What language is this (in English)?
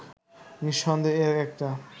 Bangla